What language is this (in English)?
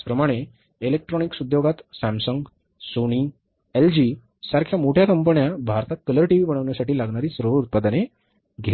Marathi